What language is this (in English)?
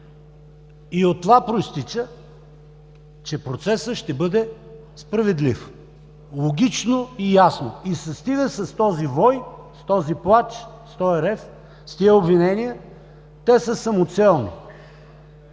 Bulgarian